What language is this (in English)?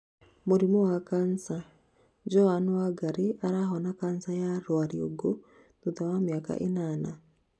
Kikuyu